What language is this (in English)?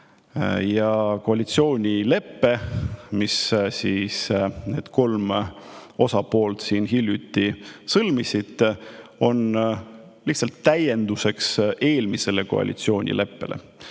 Estonian